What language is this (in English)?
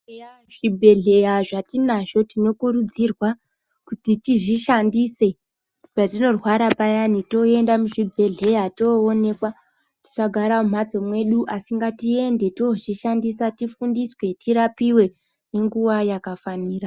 Ndau